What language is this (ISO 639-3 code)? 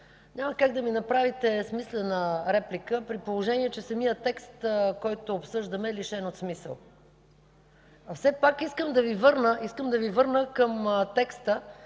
bul